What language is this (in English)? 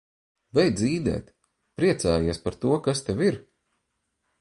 Latvian